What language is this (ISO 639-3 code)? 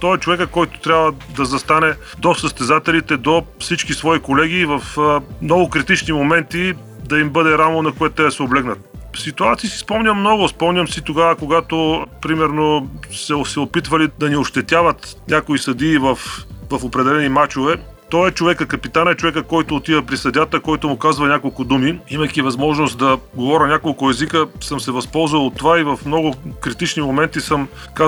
bul